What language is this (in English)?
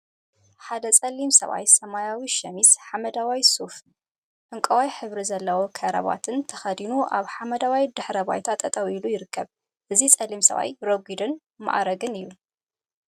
Tigrinya